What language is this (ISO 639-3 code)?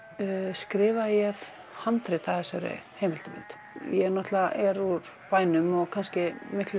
isl